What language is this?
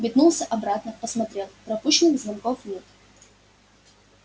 Russian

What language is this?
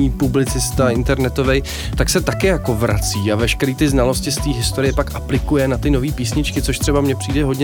Czech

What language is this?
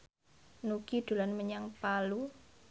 Javanese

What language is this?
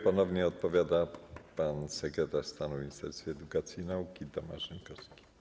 Polish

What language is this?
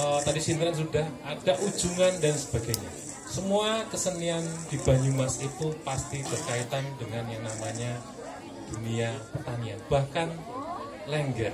Indonesian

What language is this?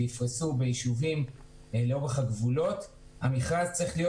Hebrew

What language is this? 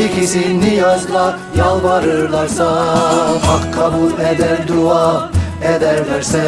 Turkish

